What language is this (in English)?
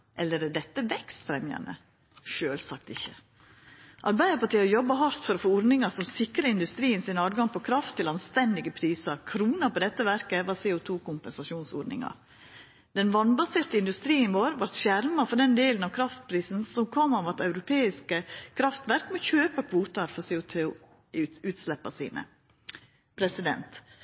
Norwegian Nynorsk